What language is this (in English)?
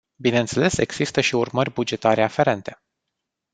Romanian